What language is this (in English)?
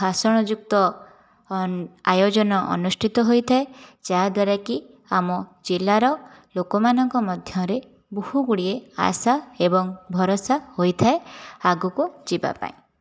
Odia